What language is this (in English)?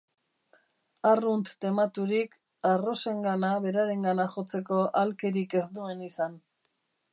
Basque